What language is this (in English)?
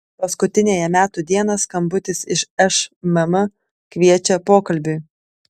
Lithuanian